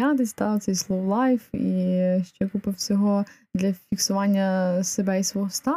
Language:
Ukrainian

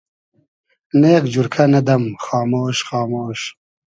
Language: Hazaragi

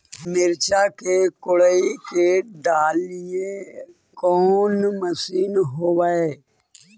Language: Magahi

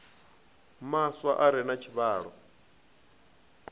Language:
Venda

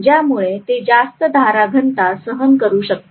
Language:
Marathi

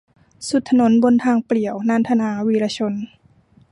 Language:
Thai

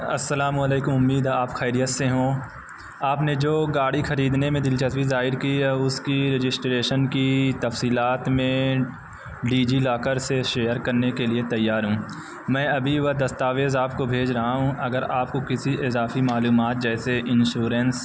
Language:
Urdu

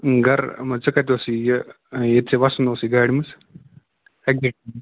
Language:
Kashmiri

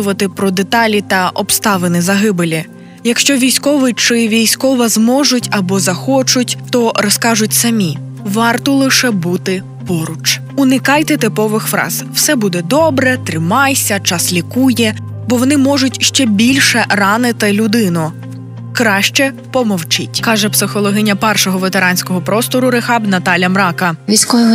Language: Ukrainian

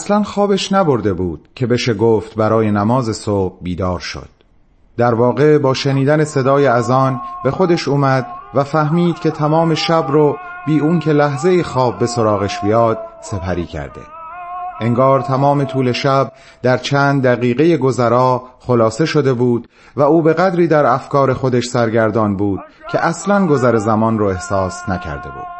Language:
Persian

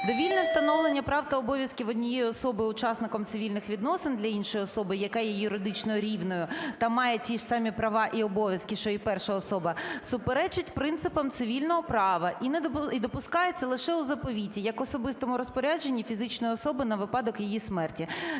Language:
Ukrainian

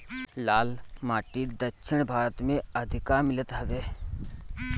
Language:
Bhojpuri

